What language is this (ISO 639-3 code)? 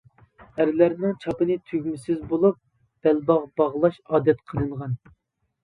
uig